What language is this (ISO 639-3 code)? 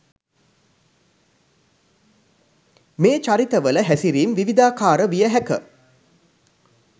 sin